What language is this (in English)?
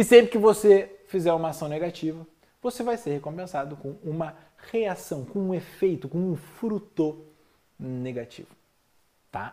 Portuguese